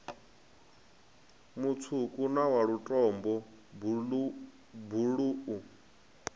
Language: Venda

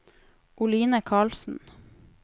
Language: Norwegian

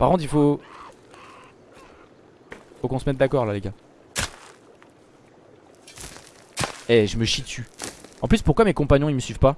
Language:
French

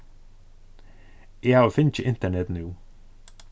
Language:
Faroese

